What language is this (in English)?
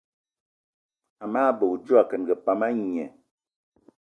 Eton (Cameroon)